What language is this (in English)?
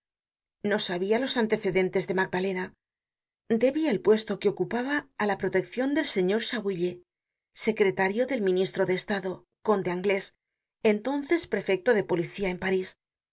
Spanish